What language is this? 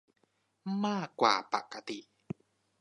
Thai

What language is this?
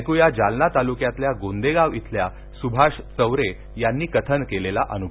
Marathi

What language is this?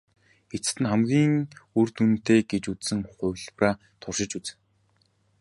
Mongolian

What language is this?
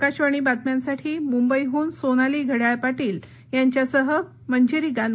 Marathi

